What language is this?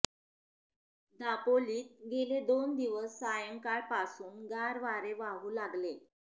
Marathi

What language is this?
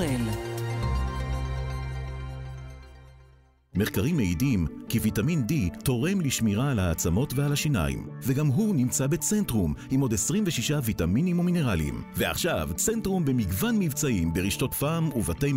Hebrew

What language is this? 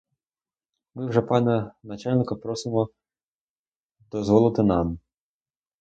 Ukrainian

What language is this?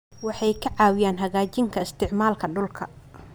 Somali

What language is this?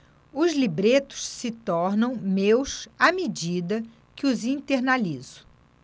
Portuguese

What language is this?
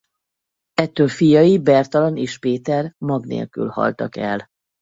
Hungarian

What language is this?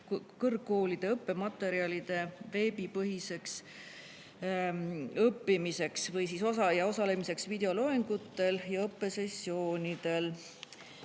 Estonian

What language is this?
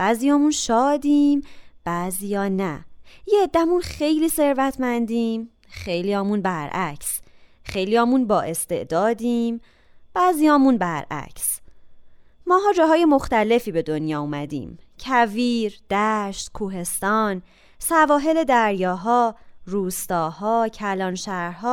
Persian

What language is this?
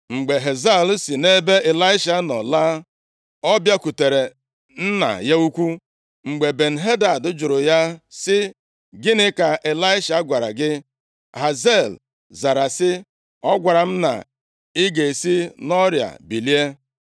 Igbo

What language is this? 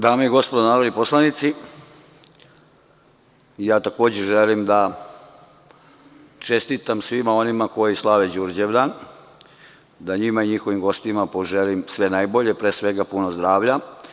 Serbian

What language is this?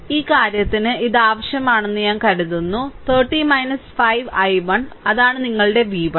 Malayalam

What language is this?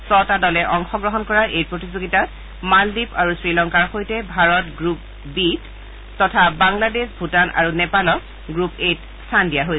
Assamese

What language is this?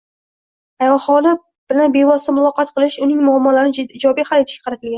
Uzbek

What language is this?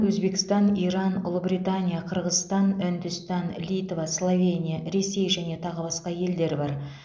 Kazakh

